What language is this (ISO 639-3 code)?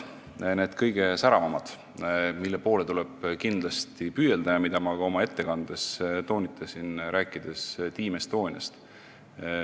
est